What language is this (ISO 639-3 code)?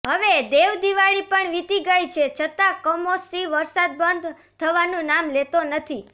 guj